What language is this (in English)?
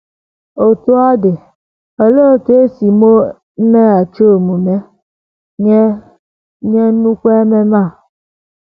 Igbo